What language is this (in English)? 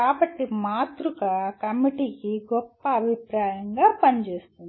Telugu